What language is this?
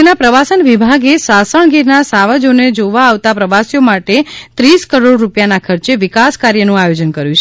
Gujarati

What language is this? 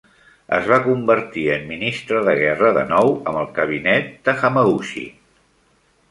Catalan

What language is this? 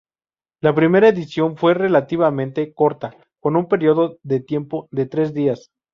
Spanish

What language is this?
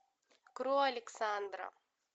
Russian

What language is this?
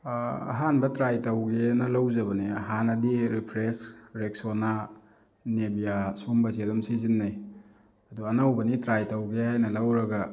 Manipuri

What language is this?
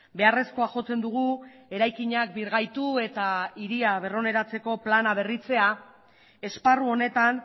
Basque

